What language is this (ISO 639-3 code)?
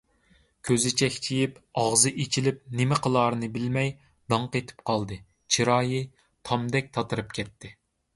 uig